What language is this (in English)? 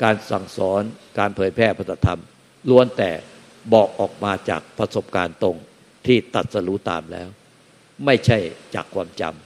Thai